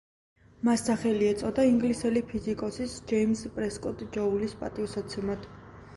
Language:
Georgian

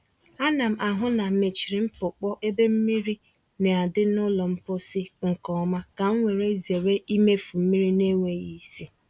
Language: Igbo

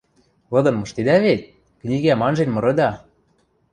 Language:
Western Mari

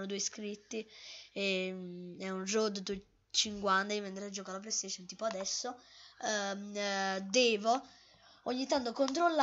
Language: Italian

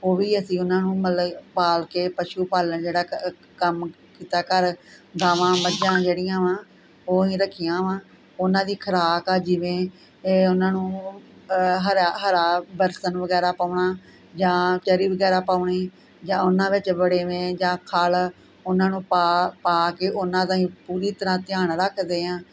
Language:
Punjabi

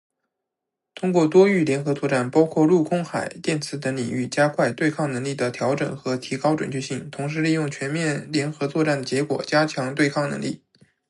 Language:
Chinese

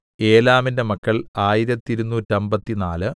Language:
Malayalam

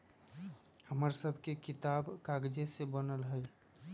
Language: Magahi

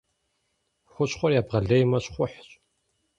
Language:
Kabardian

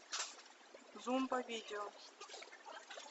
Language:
Russian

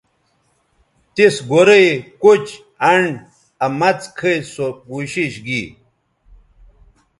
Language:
Bateri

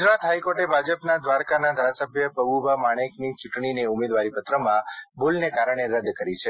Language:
Gujarati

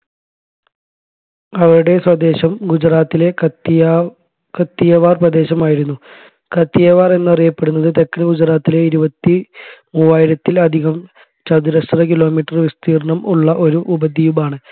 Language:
Malayalam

